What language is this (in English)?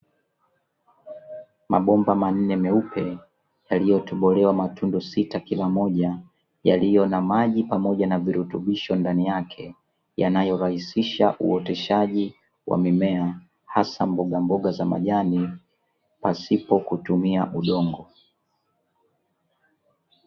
Swahili